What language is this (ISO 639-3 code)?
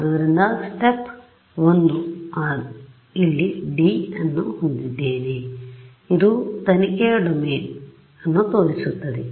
kan